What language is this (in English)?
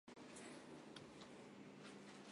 Chinese